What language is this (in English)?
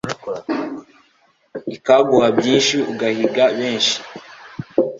Kinyarwanda